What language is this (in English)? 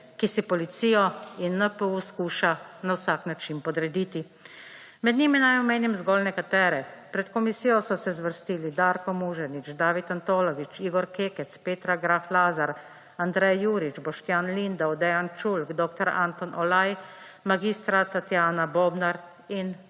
Slovenian